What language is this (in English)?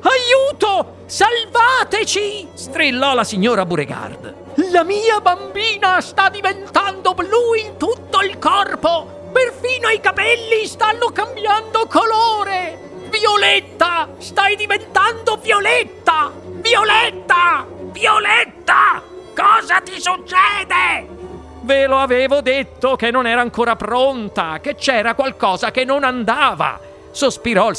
Italian